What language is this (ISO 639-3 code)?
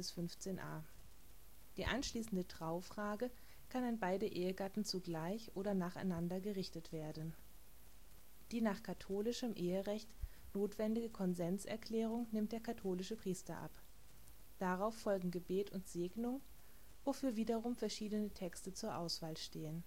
deu